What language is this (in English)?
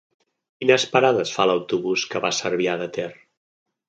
Catalan